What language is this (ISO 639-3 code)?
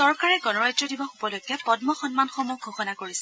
asm